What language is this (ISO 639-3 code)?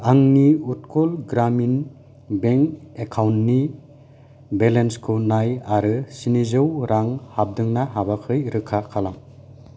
brx